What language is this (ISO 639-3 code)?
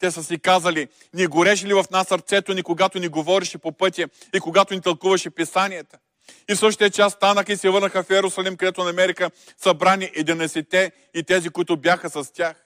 bul